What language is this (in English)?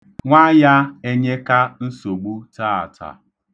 Igbo